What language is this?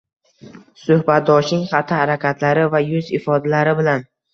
Uzbek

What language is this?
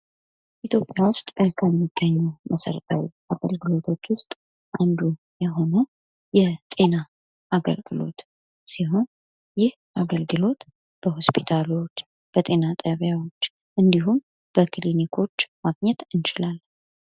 Amharic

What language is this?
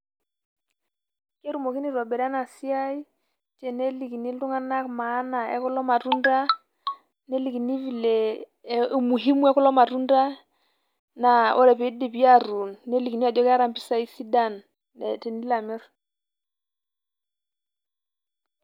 Masai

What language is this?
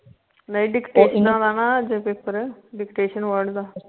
Punjabi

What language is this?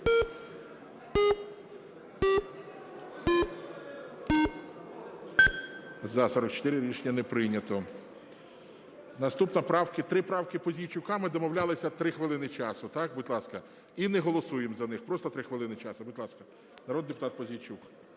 Ukrainian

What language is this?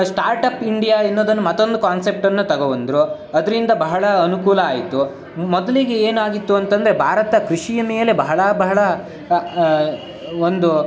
Kannada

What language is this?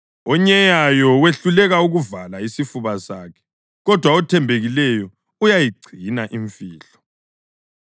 North Ndebele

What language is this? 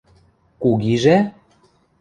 Western Mari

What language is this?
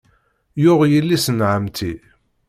Kabyle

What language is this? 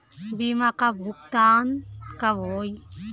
Bhojpuri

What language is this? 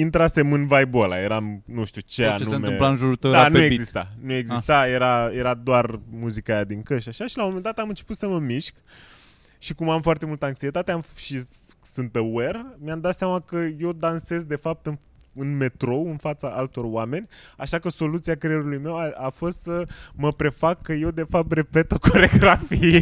Romanian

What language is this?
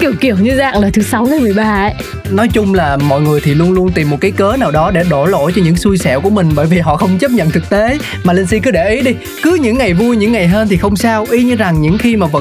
Vietnamese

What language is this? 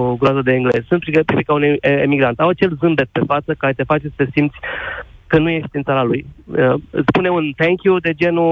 Romanian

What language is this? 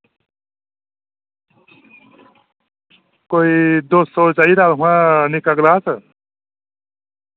Dogri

